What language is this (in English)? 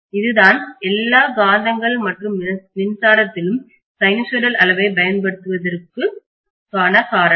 Tamil